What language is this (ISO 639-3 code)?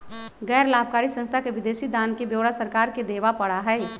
mag